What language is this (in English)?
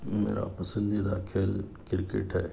Urdu